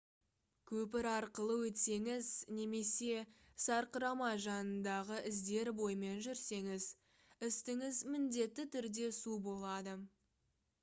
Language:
Kazakh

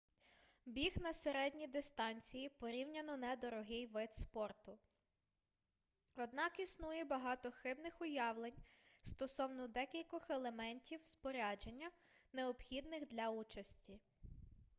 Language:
Ukrainian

